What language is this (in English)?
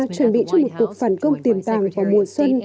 Vietnamese